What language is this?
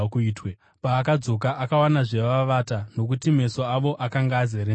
Shona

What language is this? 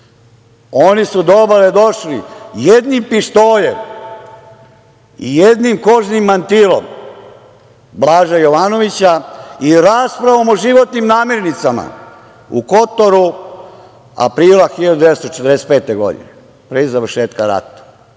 Serbian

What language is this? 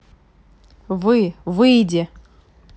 Russian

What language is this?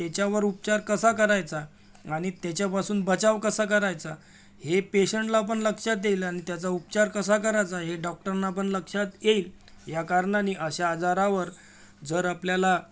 Marathi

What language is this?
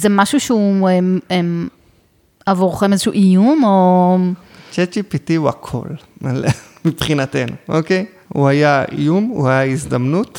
Hebrew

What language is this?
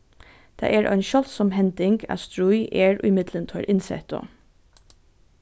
Faroese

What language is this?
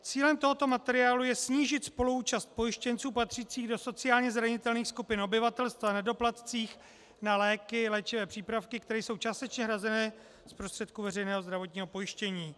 Czech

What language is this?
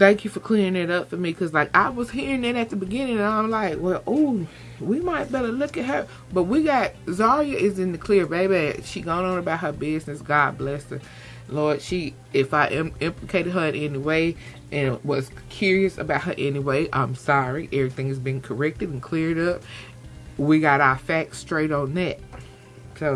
English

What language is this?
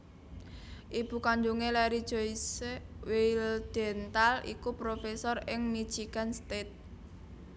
Javanese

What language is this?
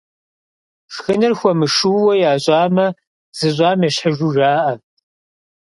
Kabardian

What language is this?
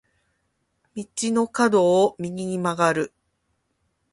Japanese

